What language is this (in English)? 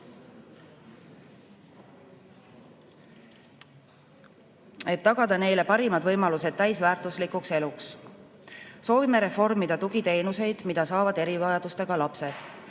Estonian